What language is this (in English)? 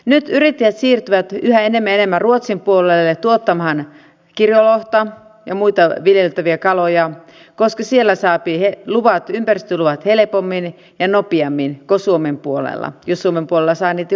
Finnish